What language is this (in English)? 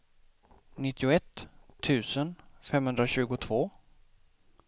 Swedish